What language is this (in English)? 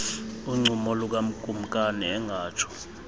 Xhosa